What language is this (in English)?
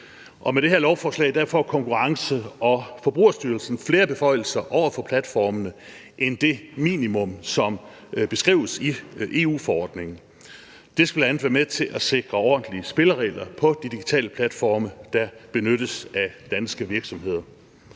Danish